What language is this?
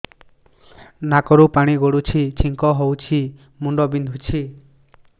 Odia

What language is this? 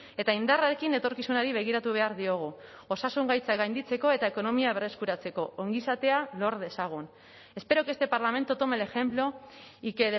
Basque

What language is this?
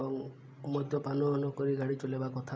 Odia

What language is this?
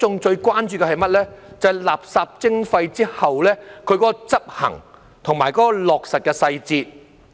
Cantonese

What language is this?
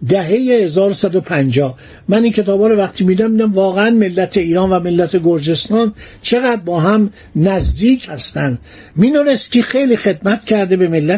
Persian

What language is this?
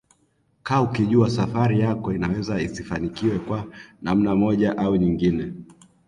Swahili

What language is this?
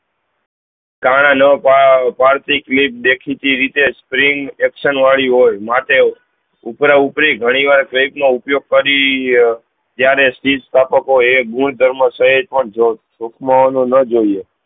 Gujarati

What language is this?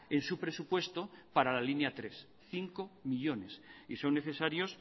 Spanish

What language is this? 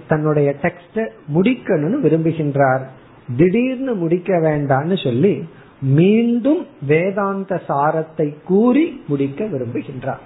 Tamil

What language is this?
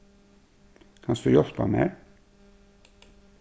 Faroese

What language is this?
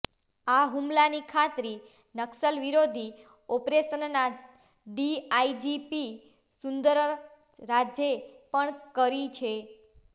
Gujarati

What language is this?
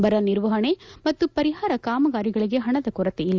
Kannada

